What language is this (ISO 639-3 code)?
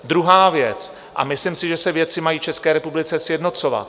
ces